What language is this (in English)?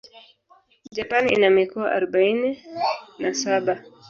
Swahili